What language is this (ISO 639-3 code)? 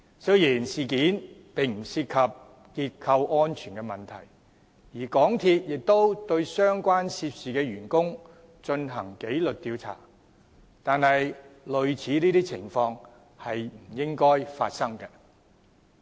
yue